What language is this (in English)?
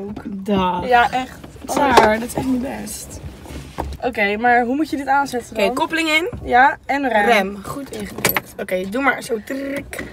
Dutch